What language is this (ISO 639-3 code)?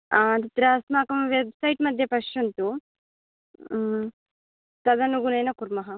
san